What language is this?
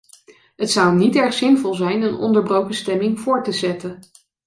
Dutch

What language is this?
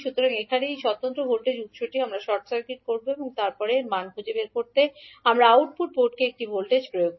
Bangla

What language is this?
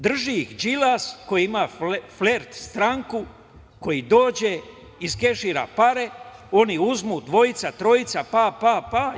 Serbian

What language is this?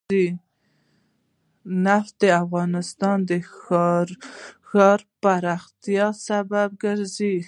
Pashto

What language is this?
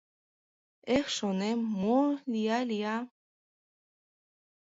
Mari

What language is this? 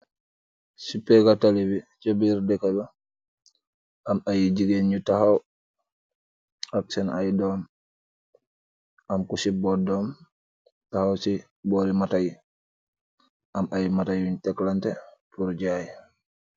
Wolof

